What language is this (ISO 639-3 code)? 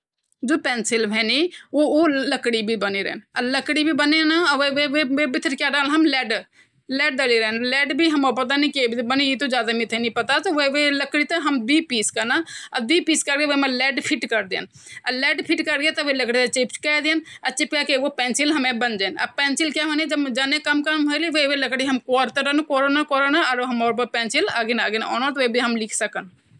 gbm